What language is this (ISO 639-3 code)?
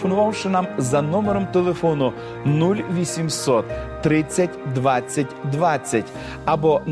ukr